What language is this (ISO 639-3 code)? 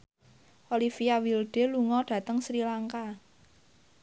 jav